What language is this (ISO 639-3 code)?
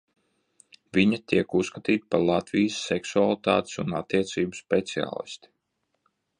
lav